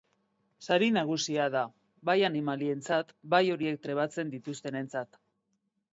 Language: Basque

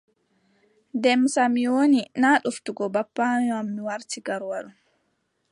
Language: Adamawa Fulfulde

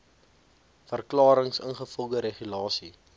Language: Afrikaans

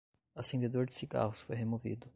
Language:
Portuguese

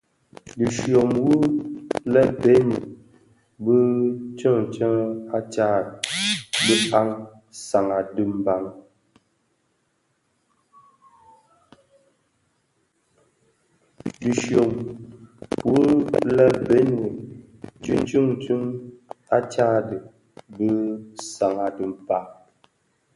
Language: Bafia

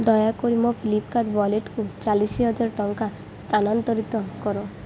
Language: Odia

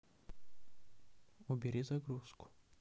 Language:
Russian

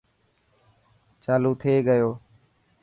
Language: Dhatki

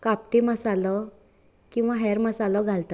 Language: Konkani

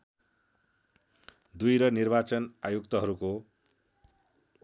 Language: Nepali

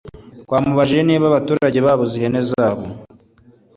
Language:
Kinyarwanda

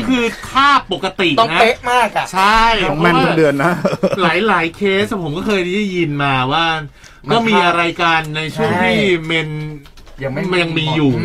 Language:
Thai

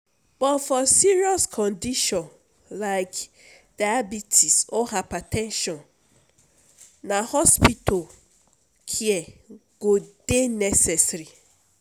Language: Nigerian Pidgin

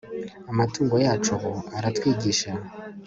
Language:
Kinyarwanda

